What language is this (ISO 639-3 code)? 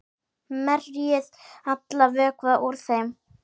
isl